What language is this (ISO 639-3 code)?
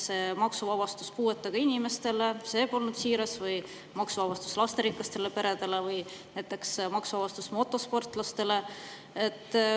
est